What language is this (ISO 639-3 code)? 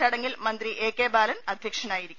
mal